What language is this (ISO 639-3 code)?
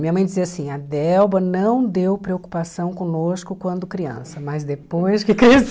por